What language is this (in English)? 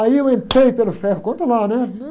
Portuguese